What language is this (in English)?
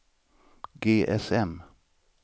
Swedish